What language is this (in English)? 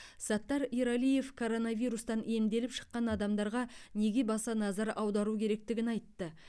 Kazakh